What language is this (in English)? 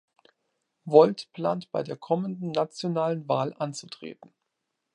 German